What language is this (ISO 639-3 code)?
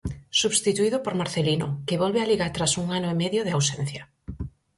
glg